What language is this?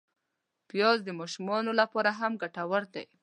Pashto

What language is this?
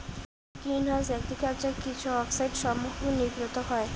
Bangla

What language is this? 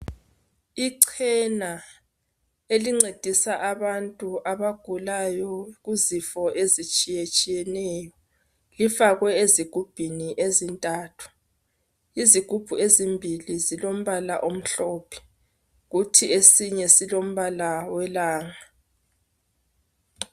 North Ndebele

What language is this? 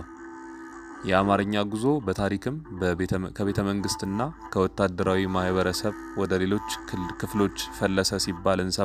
Amharic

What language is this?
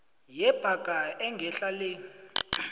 South Ndebele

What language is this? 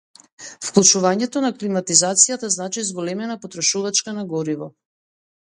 Macedonian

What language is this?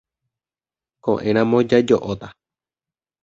Guarani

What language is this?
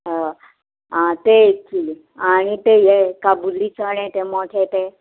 Konkani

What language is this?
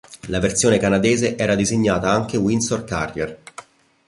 Italian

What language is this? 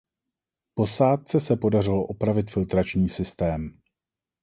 Czech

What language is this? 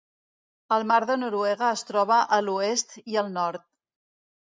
Catalan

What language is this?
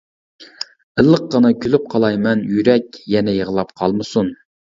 Uyghur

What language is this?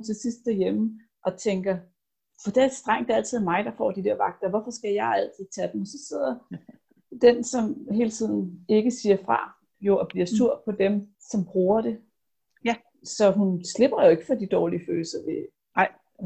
Danish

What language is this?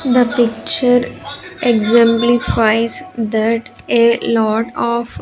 English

